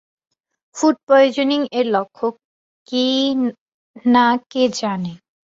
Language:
Bangla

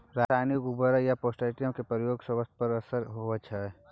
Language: Maithili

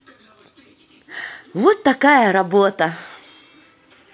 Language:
Russian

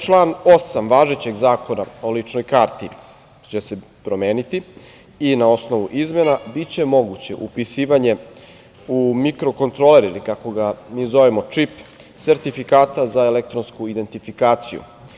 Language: Serbian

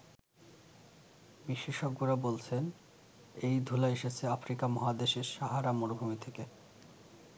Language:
Bangla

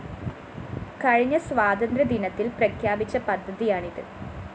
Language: Malayalam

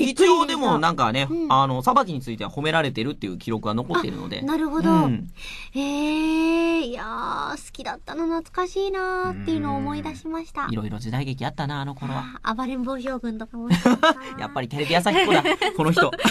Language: Japanese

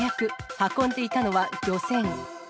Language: Japanese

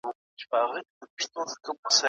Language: Pashto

